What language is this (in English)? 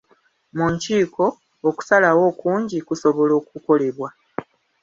Ganda